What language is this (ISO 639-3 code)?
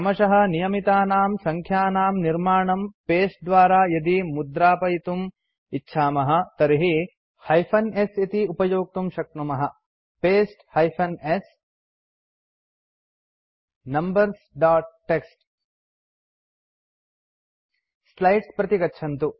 san